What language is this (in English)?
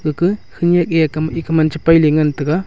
Wancho Naga